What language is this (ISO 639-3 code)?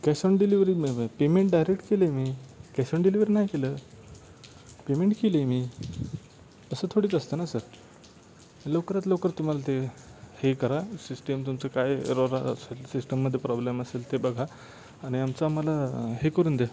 mar